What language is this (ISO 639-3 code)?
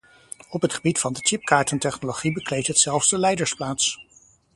nld